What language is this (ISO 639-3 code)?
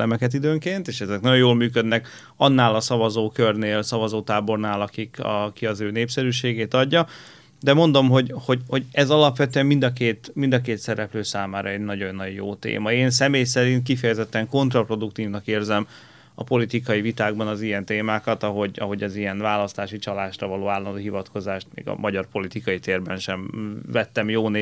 hun